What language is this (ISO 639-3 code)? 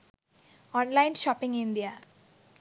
sin